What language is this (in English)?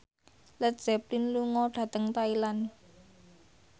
Javanese